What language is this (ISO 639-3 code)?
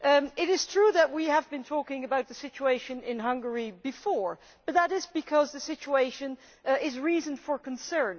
eng